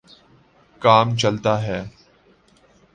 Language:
Urdu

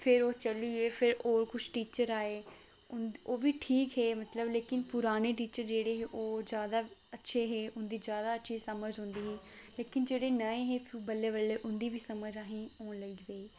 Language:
Dogri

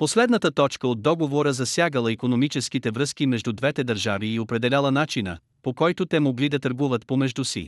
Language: Bulgarian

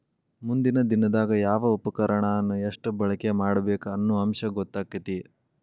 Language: Kannada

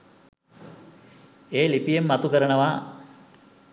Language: Sinhala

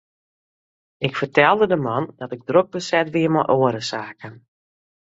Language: Western Frisian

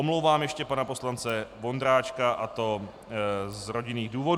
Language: Czech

